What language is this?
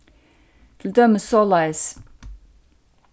Faroese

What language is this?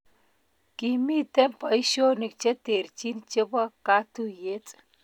Kalenjin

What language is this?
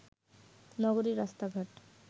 Bangla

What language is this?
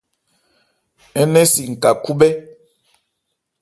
Ebrié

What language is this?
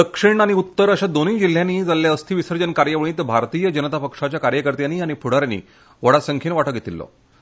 Konkani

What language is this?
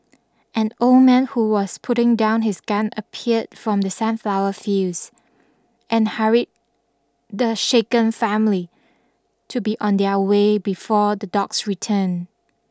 English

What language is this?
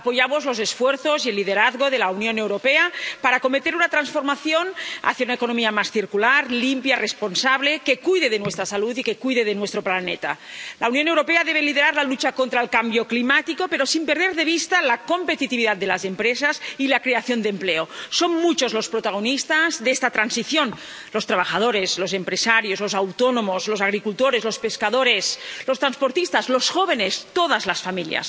Spanish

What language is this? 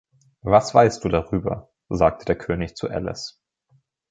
German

